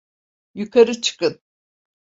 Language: Turkish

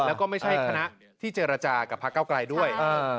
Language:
Thai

